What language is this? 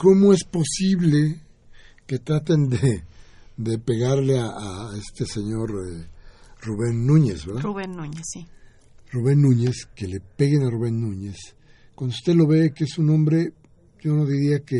Spanish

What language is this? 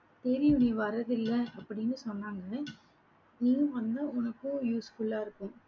Tamil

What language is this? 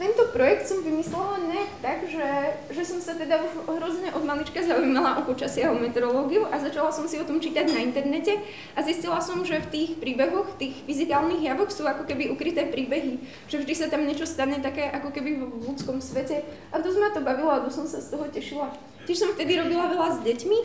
Polish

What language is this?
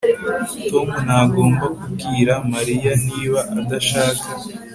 Kinyarwanda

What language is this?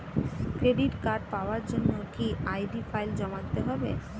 Bangla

